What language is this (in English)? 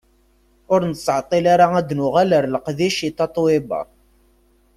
Kabyle